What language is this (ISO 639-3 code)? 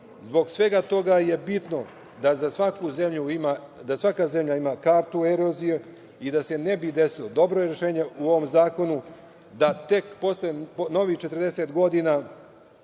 srp